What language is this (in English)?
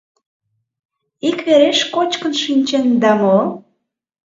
Mari